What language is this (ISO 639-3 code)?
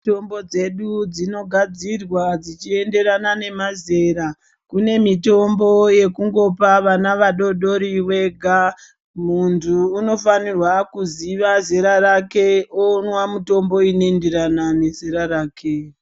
ndc